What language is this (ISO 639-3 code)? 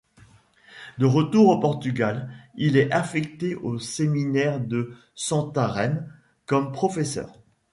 fra